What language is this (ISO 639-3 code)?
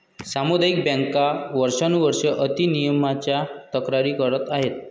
mar